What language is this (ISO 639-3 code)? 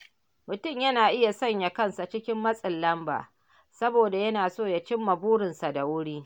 hau